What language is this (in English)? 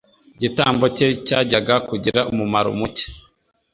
Kinyarwanda